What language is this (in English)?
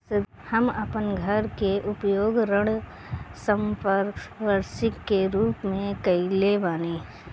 Bhojpuri